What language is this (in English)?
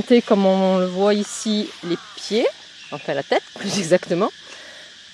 French